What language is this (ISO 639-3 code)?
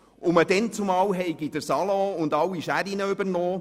gsw